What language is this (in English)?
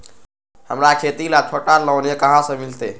Magahi